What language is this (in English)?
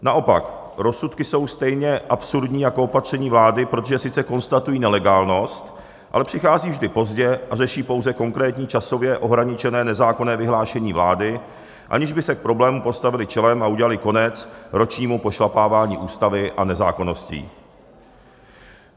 Czech